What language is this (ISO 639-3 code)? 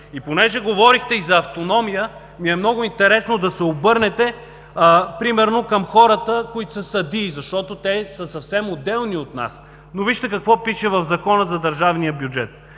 bul